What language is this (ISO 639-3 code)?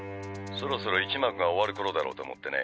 jpn